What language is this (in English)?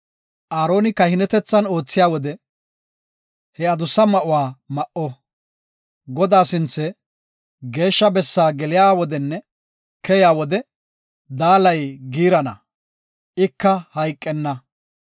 Gofa